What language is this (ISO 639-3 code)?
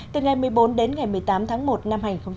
vie